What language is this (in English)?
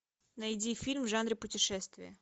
Russian